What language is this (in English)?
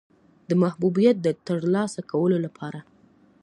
Pashto